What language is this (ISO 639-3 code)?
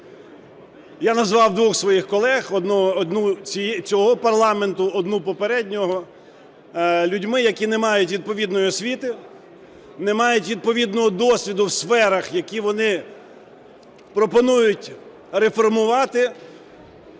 ukr